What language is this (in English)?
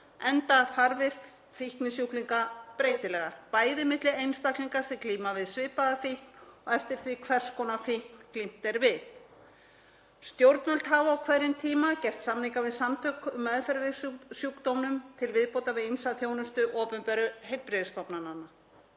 Icelandic